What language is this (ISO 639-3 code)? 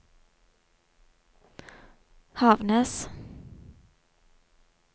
nor